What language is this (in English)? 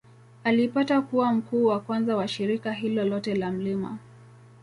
Swahili